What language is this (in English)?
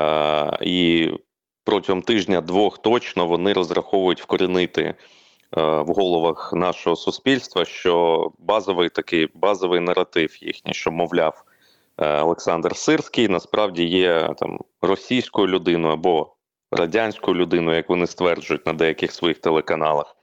Ukrainian